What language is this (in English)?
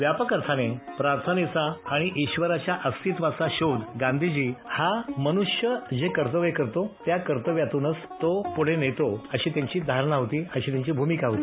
Marathi